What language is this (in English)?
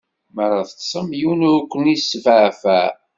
Kabyle